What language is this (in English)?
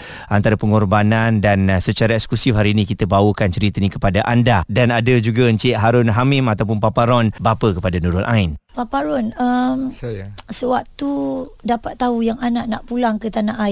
Malay